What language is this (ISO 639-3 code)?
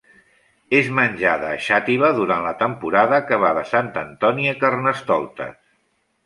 cat